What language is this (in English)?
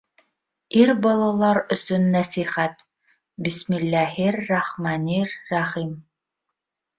Bashkir